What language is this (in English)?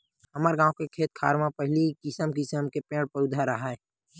Chhattisgarhi